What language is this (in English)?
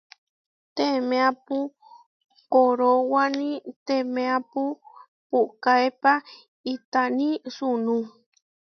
Huarijio